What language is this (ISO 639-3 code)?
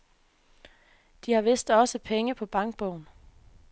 dan